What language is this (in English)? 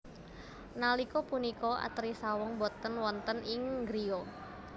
Javanese